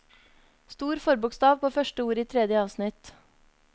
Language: Norwegian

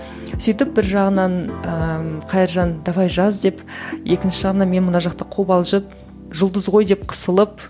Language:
Kazakh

